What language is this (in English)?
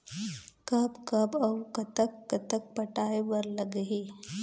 Chhattisgarhi